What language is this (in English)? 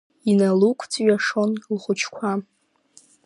Abkhazian